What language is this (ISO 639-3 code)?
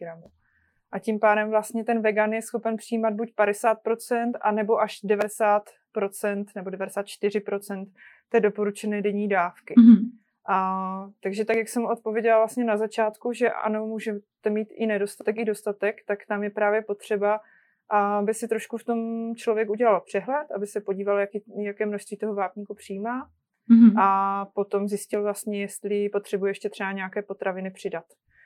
ces